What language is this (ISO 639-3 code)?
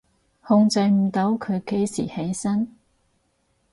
yue